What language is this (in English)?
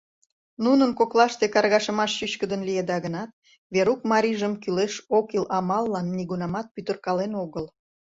Mari